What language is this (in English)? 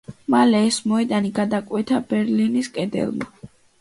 Georgian